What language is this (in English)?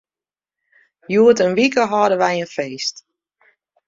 Western Frisian